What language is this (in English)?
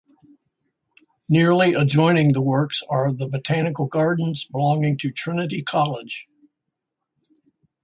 English